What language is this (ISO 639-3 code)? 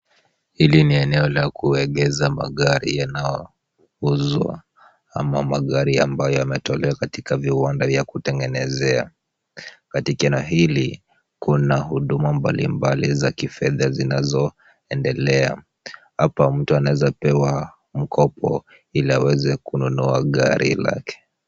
swa